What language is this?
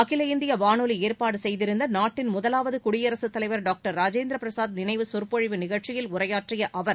Tamil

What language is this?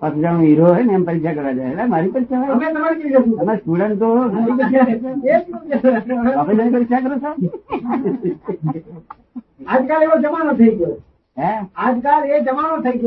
Gujarati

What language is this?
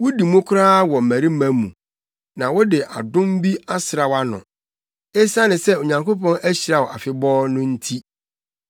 Akan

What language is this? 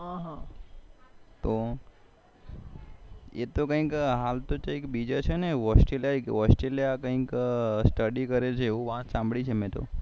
Gujarati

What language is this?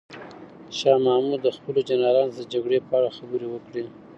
Pashto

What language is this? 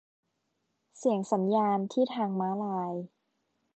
Thai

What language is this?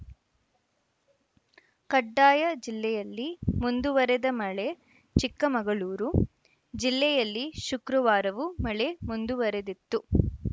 Kannada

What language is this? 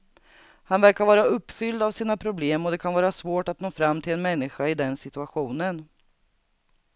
Swedish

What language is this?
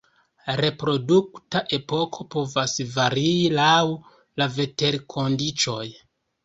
Esperanto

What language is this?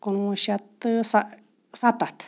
Kashmiri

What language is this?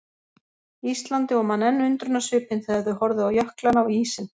Icelandic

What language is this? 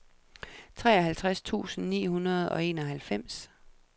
Danish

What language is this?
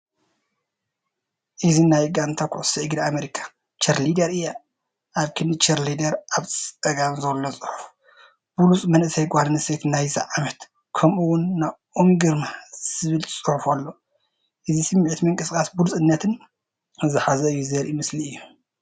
Tigrinya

